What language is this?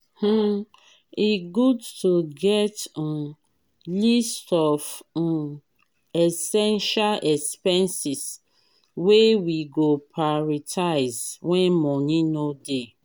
Nigerian Pidgin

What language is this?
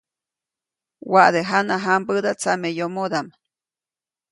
Copainalá Zoque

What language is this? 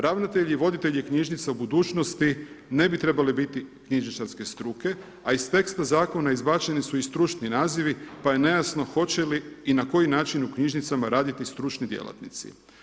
Croatian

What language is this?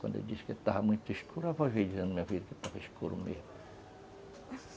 Portuguese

